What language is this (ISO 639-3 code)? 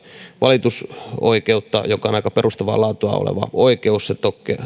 fin